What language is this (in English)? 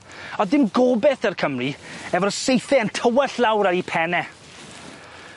Welsh